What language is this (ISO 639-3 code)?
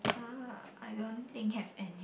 eng